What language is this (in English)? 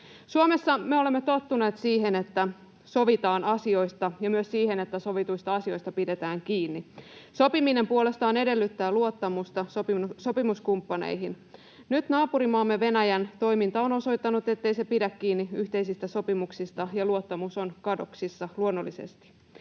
Finnish